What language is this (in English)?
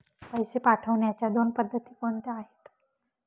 Marathi